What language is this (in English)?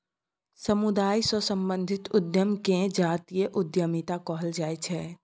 Maithili